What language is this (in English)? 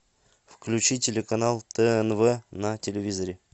Russian